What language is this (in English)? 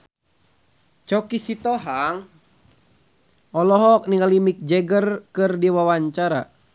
Sundanese